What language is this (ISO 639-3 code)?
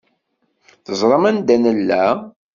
kab